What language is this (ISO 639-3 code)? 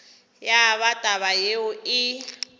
nso